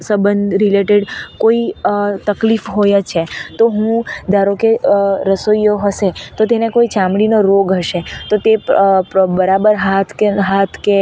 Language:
Gujarati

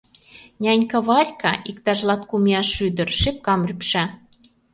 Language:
Mari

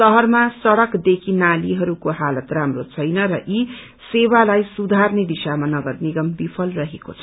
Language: Nepali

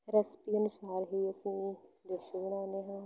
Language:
Punjabi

